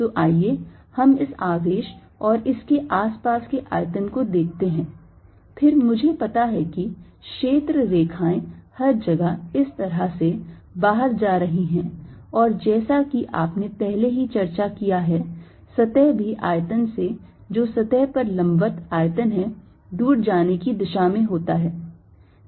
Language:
Hindi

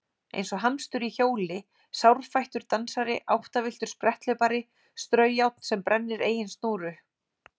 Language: Icelandic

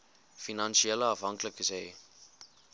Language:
Afrikaans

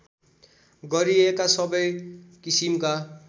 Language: Nepali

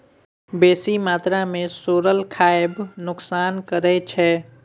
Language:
Maithili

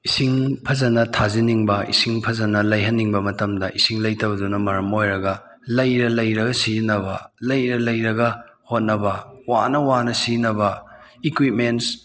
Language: Manipuri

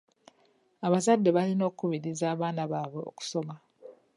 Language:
Ganda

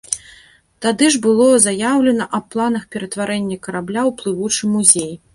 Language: Belarusian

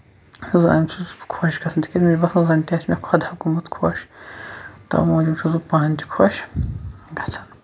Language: Kashmiri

